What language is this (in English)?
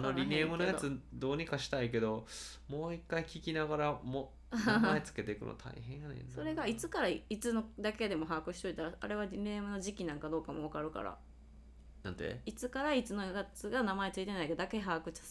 Japanese